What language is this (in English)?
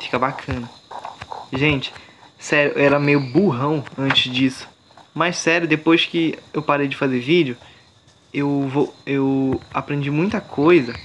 Portuguese